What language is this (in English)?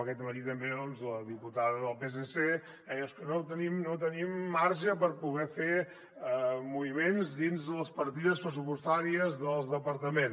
Catalan